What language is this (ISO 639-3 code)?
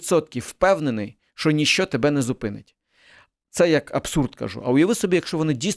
ukr